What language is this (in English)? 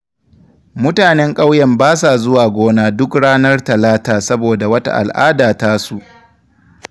Hausa